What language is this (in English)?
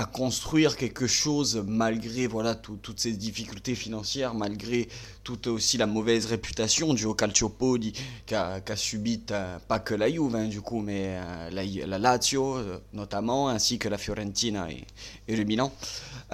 French